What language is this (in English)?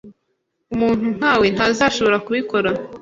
Kinyarwanda